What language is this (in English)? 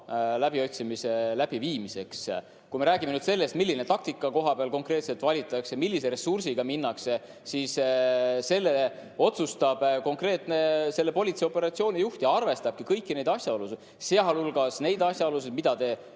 Estonian